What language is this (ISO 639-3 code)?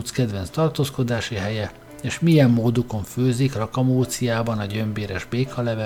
hun